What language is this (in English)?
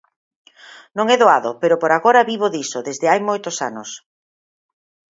Galician